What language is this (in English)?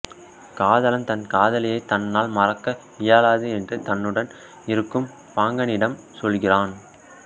Tamil